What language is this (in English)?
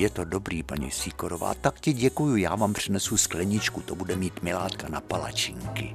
Czech